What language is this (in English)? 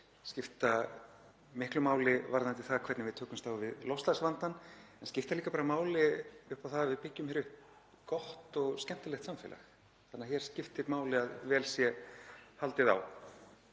Icelandic